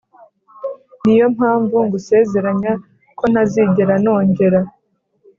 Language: Kinyarwanda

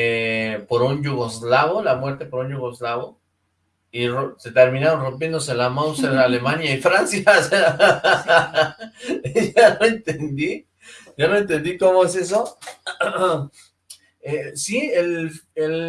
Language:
Spanish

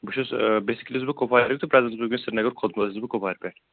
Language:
Kashmiri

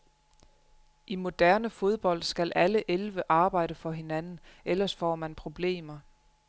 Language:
Danish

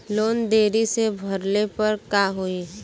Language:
Bhojpuri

